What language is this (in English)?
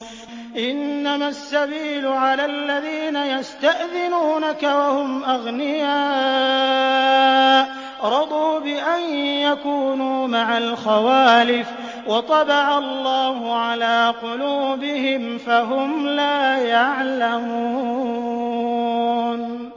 Arabic